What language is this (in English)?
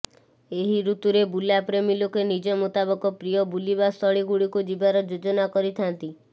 Odia